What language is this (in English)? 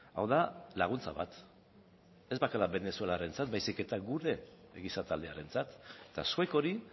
Basque